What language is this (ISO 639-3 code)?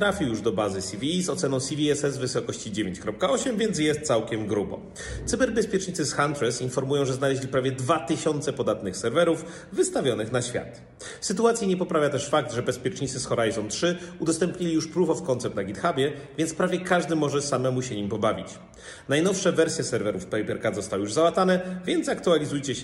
pol